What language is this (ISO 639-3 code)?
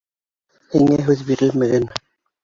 bak